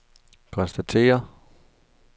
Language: Danish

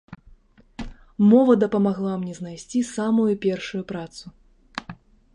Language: Belarusian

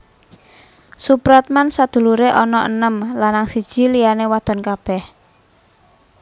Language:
Javanese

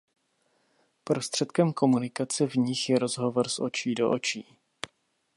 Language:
Czech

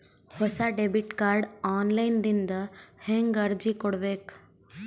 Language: Kannada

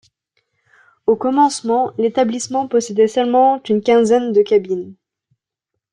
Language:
French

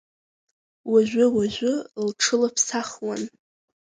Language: Abkhazian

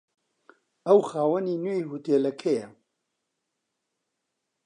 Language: Central Kurdish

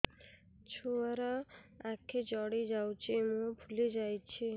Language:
Odia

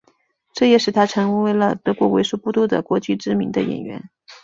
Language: Chinese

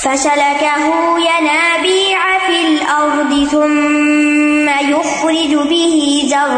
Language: Urdu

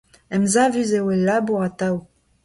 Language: Breton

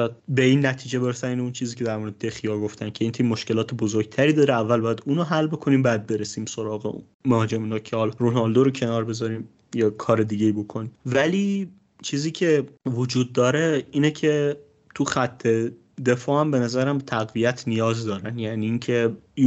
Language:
Persian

